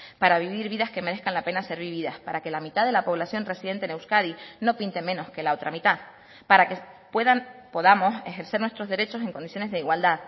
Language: Spanish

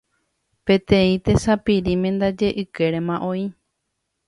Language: Guarani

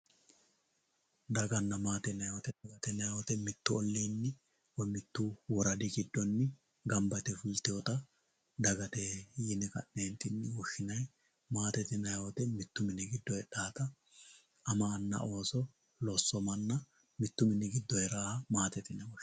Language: Sidamo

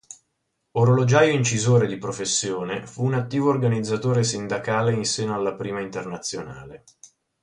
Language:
Italian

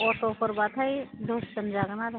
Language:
Bodo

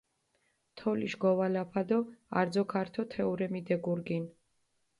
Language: Mingrelian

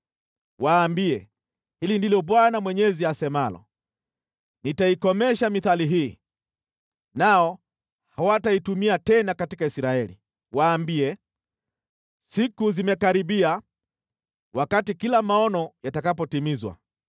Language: Swahili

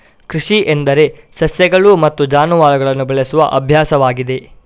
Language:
Kannada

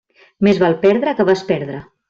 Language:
Catalan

